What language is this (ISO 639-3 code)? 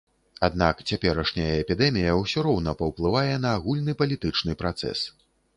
bel